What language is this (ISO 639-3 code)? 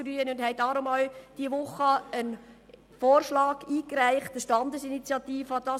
gsw